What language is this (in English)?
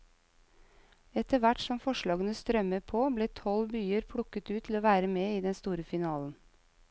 Norwegian